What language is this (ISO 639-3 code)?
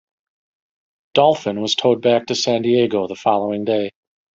eng